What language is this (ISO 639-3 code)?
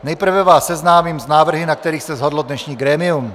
ces